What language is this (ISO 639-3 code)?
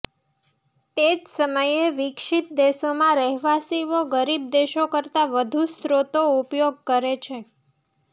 guj